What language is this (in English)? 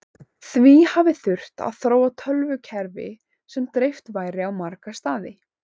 Icelandic